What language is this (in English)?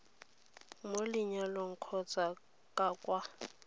Tswana